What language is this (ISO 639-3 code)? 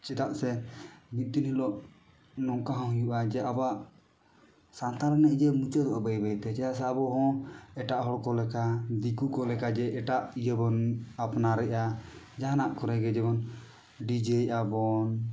sat